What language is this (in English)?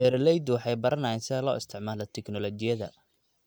Somali